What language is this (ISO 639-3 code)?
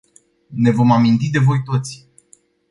ron